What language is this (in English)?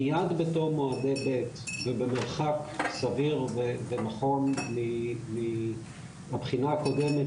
Hebrew